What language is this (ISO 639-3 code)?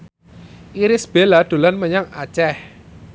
jav